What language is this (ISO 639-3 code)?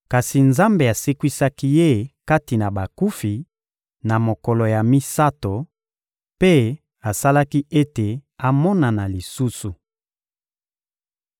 lin